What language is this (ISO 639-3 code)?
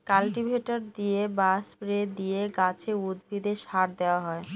ben